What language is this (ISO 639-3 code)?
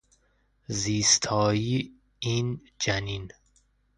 fas